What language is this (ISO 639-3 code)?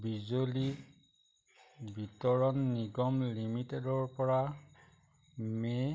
asm